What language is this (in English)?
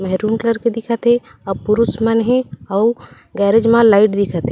Chhattisgarhi